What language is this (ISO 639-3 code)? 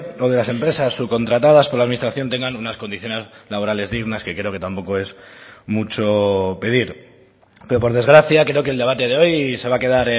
spa